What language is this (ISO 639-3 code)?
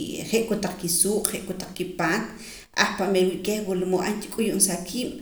poc